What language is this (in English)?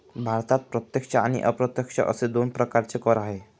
Marathi